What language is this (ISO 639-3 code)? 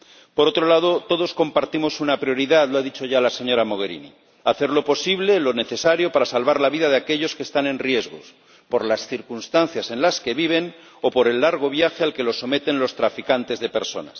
spa